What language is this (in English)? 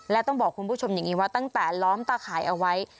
Thai